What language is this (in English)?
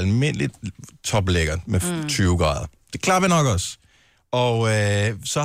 Danish